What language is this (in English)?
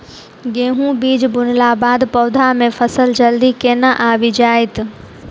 Maithili